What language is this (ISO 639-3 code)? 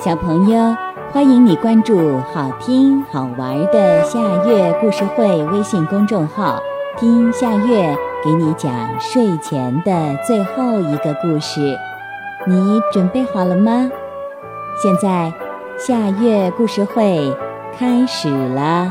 zho